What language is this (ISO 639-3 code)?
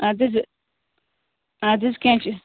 kas